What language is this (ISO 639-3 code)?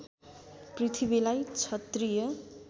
nep